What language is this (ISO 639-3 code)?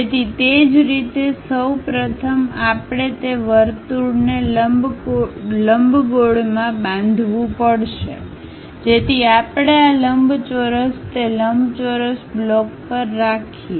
guj